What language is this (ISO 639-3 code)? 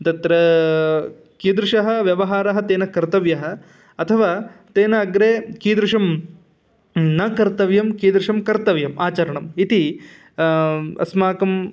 san